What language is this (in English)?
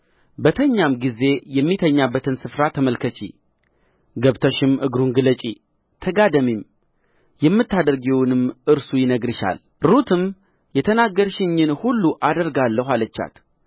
Amharic